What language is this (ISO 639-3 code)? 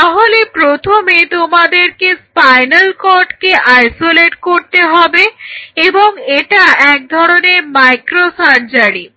ben